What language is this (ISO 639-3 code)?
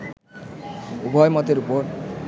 ben